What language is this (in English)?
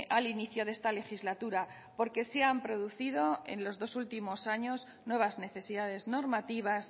Spanish